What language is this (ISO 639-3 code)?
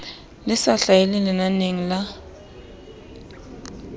sot